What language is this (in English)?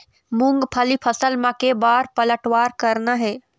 Chhattisgarhi